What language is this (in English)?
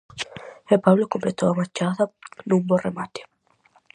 Galician